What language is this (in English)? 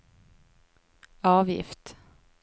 Norwegian